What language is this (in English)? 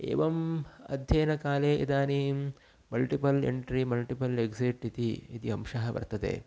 Sanskrit